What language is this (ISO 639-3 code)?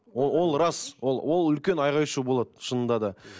kaz